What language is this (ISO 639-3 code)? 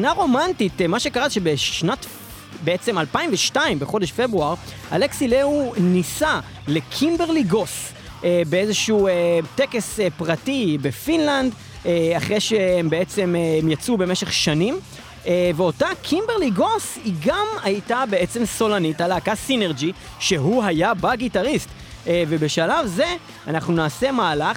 heb